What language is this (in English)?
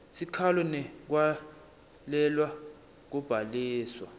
Swati